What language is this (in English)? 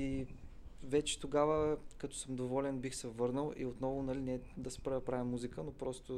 Bulgarian